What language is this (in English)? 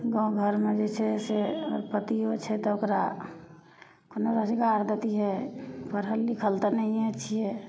Maithili